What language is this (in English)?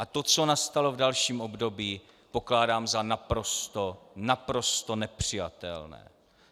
Czech